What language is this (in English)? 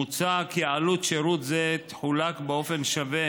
Hebrew